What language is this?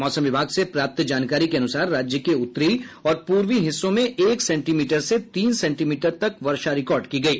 Hindi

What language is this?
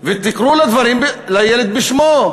Hebrew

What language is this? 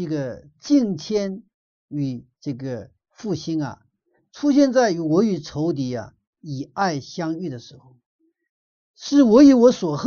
Chinese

